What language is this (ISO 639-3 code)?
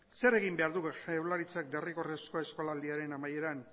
eus